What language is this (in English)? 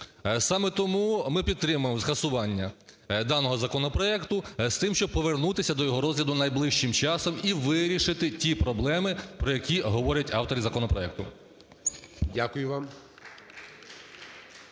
Ukrainian